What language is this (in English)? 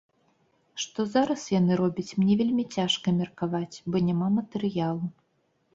Belarusian